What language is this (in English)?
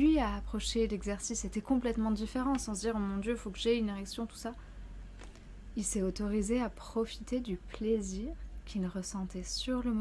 French